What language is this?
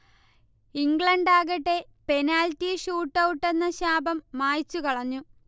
Malayalam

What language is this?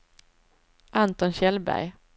Swedish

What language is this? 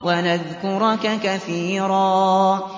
Arabic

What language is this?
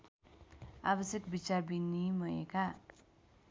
Nepali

